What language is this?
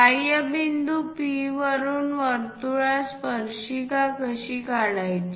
Marathi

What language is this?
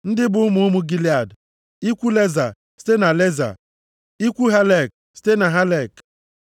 Igbo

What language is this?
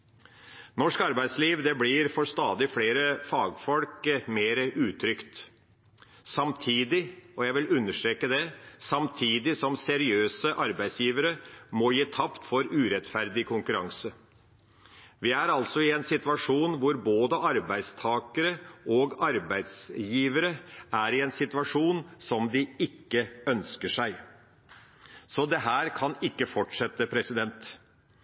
Norwegian Bokmål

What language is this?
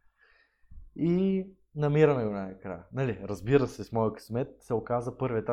Bulgarian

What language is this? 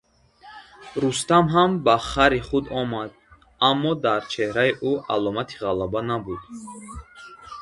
Tajik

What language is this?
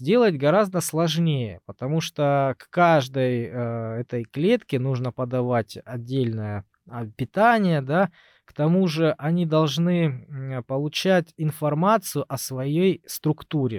Russian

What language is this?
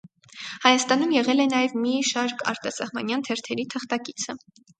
Armenian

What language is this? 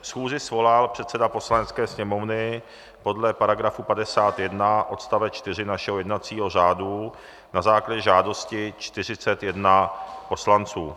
Czech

